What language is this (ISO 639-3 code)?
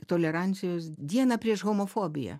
lit